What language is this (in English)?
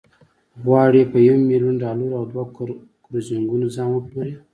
Pashto